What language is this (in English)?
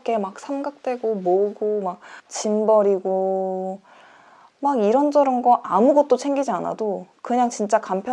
Korean